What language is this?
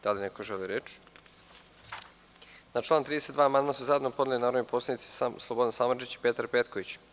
Serbian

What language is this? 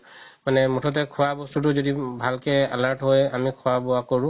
Assamese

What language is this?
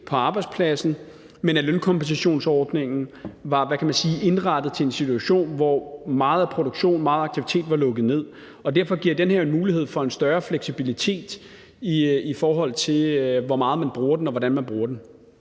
Danish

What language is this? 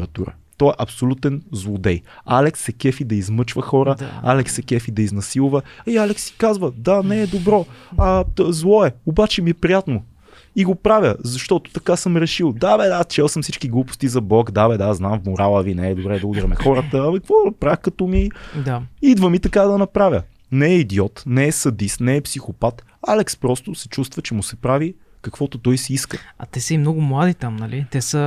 Bulgarian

